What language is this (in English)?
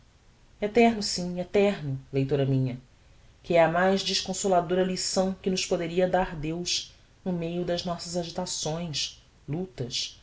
Portuguese